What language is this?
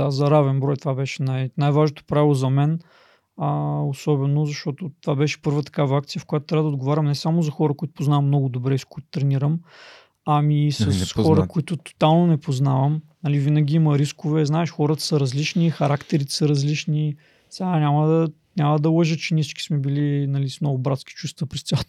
Bulgarian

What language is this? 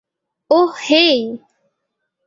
Bangla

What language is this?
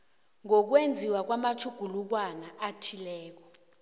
South Ndebele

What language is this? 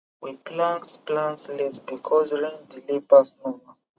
Nigerian Pidgin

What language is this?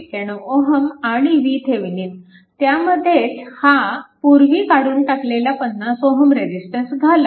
Marathi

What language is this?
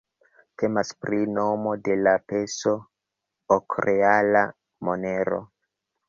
Esperanto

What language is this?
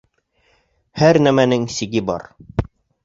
Bashkir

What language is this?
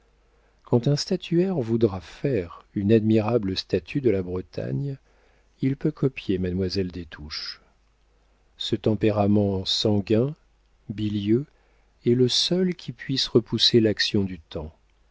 French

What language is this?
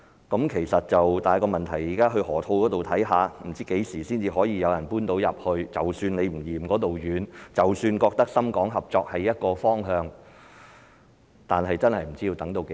Cantonese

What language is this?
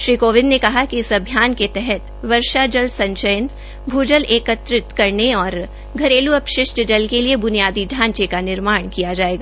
Hindi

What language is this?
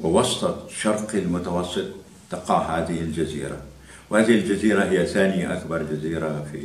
Arabic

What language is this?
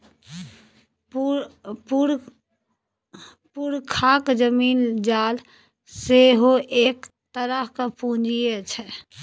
Maithili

